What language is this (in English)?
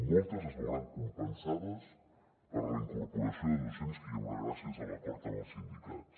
Catalan